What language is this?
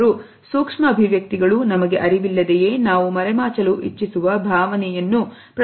Kannada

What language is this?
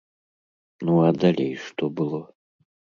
Belarusian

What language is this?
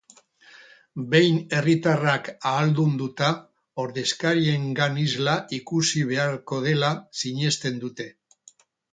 Basque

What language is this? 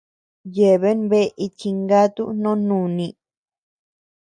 Tepeuxila Cuicatec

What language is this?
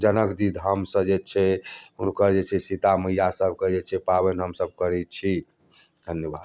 Maithili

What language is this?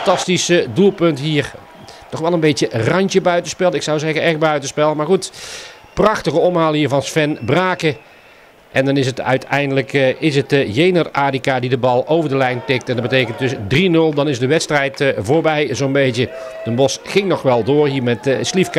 Dutch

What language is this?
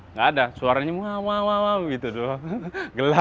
Indonesian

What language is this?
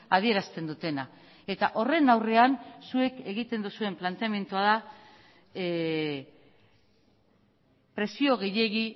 Basque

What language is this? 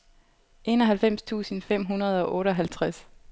Danish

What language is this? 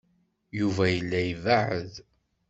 Kabyle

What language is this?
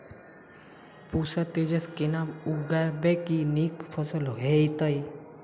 Maithili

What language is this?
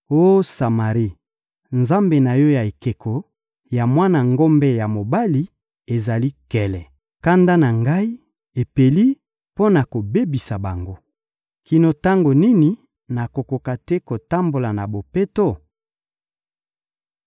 Lingala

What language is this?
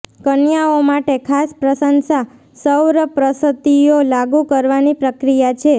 Gujarati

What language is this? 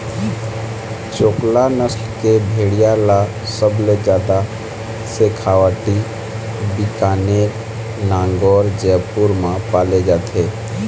Chhattisgarhi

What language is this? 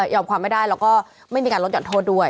Thai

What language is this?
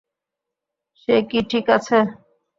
Bangla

